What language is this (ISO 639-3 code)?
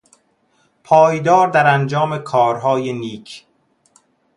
fas